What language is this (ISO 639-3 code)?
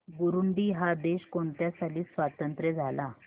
mar